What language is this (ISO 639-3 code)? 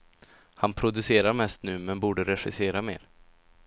swe